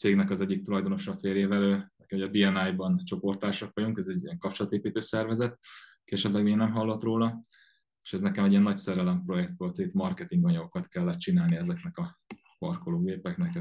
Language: Hungarian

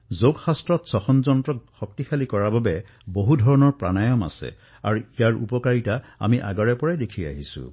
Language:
Assamese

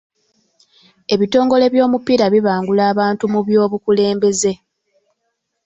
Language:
Ganda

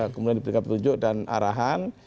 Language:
Indonesian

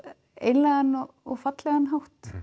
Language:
Icelandic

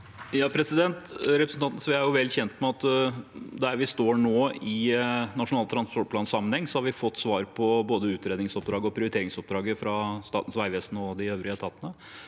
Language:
Norwegian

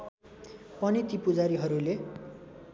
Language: Nepali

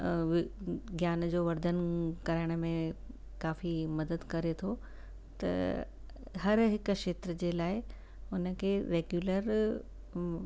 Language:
Sindhi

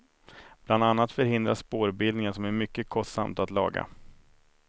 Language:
Swedish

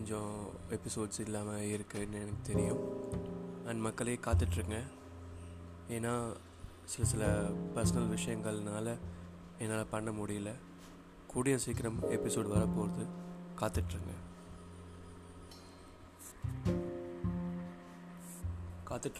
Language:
Tamil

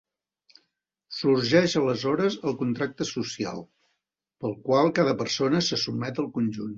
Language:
Catalan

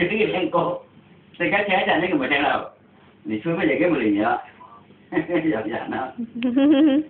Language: Arabic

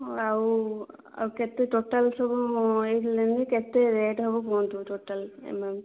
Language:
Odia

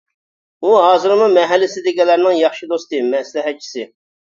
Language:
Uyghur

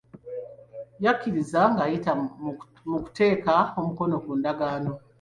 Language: Ganda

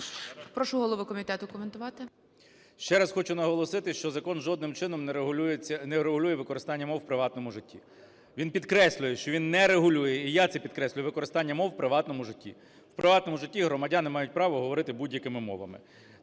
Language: Ukrainian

